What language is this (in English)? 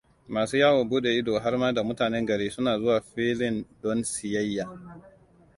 Hausa